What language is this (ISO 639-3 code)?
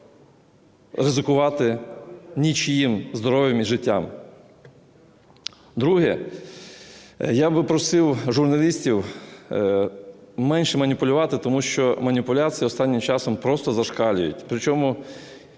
ukr